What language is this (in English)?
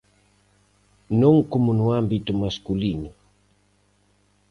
Galician